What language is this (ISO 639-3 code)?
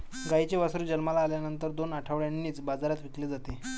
mar